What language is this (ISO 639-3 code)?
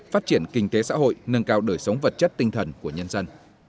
vie